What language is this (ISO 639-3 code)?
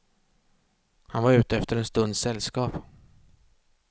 swe